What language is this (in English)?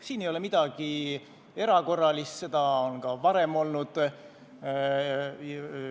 Estonian